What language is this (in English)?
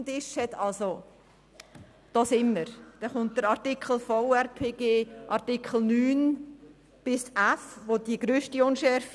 Swiss German